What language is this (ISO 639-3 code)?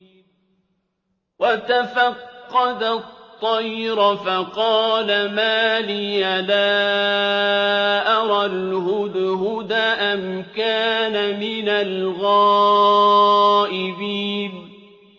ara